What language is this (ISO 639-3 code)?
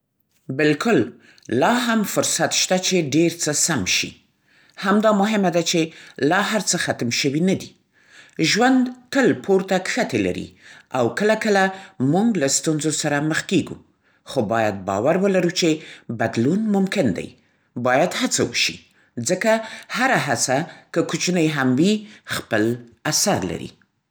pst